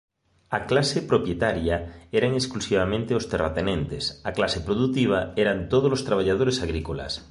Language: Galician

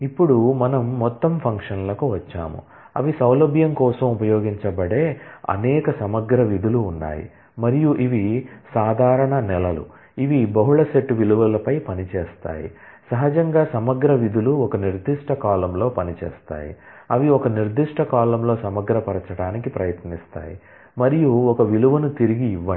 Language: Telugu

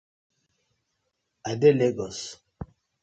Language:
Nigerian Pidgin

